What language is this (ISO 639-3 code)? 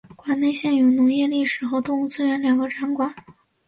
zho